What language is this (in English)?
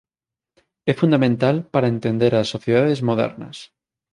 Galician